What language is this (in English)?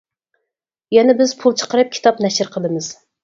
Uyghur